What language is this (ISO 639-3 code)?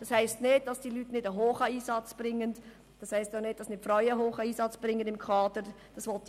gsw